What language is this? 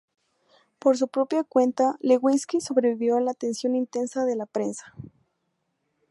Spanish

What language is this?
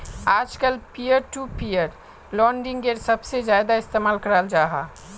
Magahi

